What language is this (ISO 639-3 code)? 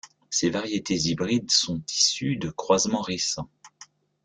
fra